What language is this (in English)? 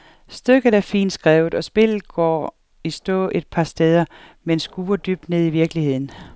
Danish